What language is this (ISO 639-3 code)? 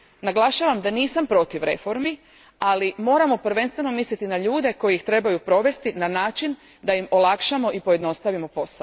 hrv